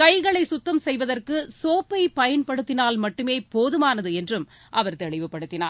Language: Tamil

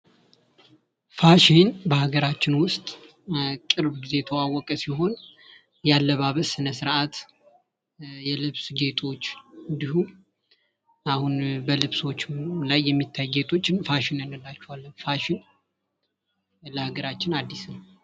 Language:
Amharic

